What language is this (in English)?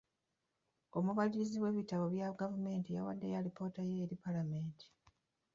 Ganda